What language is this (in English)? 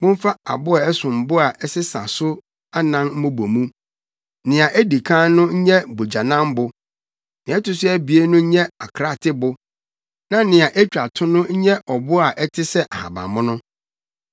Akan